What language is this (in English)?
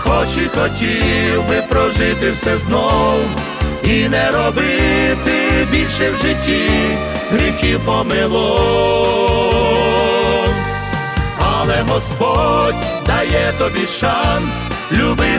Ukrainian